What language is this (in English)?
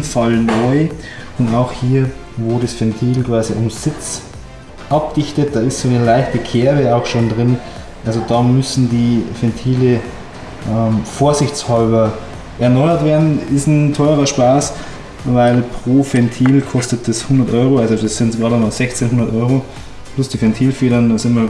German